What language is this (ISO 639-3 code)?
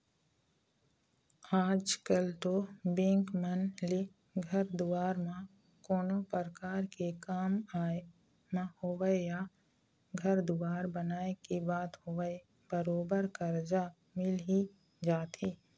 hne